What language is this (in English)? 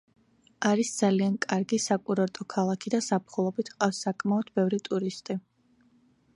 Georgian